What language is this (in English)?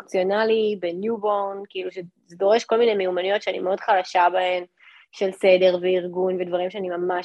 Hebrew